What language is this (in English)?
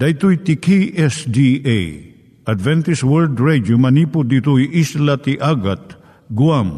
Filipino